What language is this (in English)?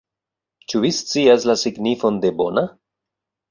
Esperanto